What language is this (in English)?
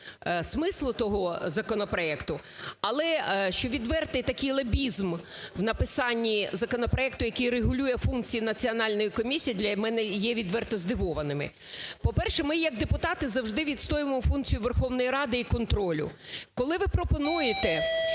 Ukrainian